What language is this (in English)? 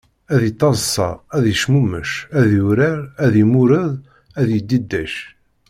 Kabyle